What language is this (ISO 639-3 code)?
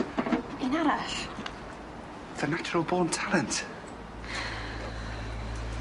cym